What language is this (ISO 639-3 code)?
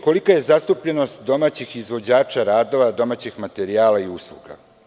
srp